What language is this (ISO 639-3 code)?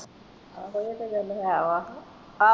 pan